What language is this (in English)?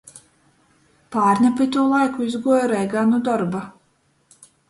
Latgalian